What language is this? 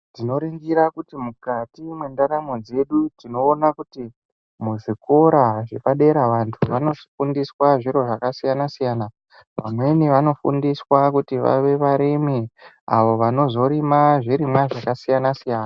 Ndau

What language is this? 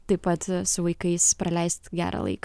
Lithuanian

